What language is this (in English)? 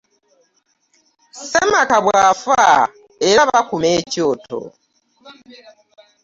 Ganda